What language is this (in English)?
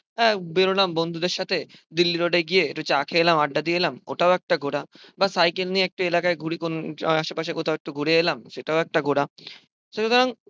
Bangla